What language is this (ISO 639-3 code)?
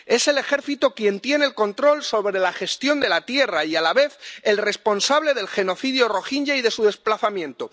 spa